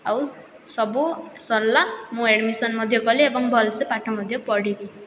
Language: Odia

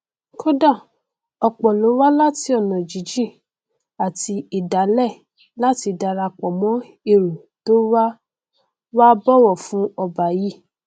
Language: Yoruba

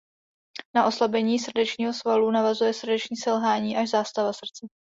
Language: Czech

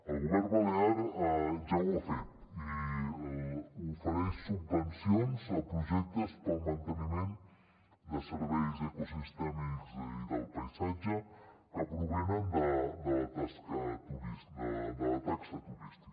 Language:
Catalan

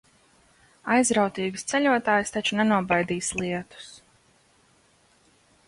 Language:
Latvian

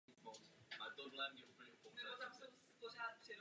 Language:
Czech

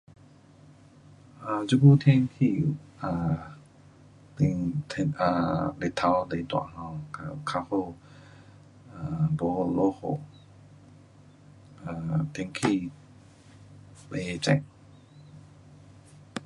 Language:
Pu-Xian Chinese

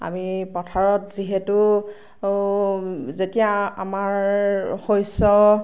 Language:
Assamese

